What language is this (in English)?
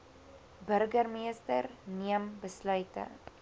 Afrikaans